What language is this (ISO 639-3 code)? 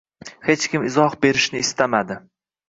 uzb